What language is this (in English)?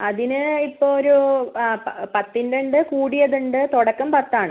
Malayalam